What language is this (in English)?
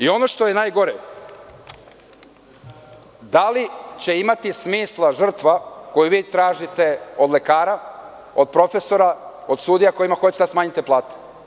Serbian